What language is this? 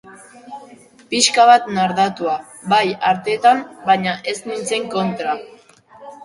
Basque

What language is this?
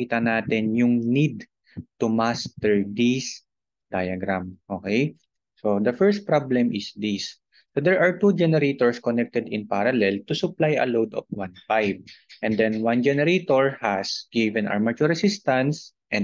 Filipino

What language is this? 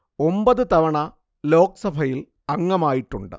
Malayalam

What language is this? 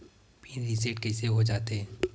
Chhattisgarhi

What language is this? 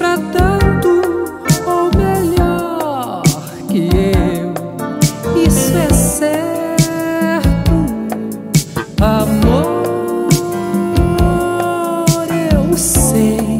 Portuguese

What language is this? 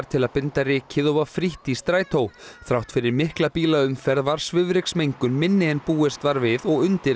Icelandic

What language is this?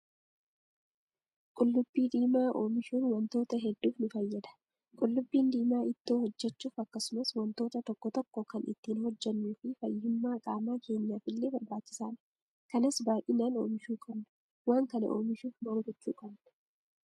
Oromo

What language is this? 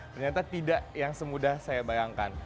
Indonesian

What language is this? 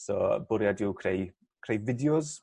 Welsh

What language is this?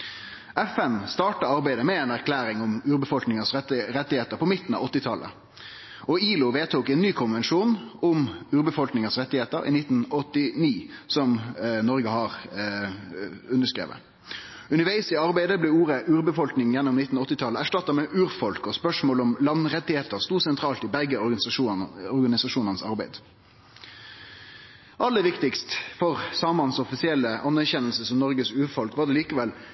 Norwegian Nynorsk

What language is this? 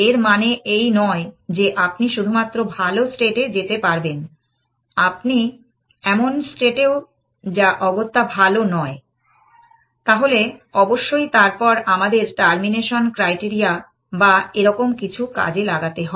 Bangla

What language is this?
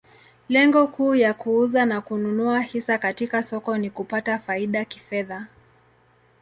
Swahili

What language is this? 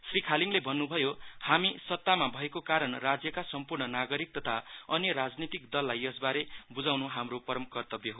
Nepali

